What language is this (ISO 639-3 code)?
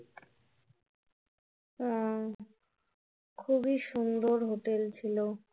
ben